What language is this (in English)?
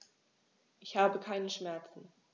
German